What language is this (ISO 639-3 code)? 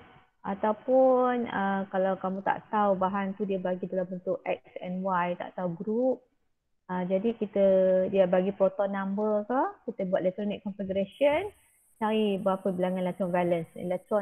msa